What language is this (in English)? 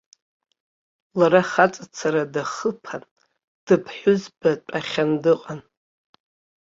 Abkhazian